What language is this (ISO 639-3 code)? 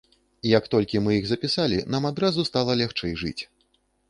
bel